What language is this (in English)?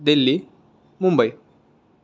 Marathi